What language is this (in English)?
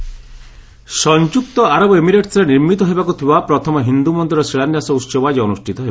Odia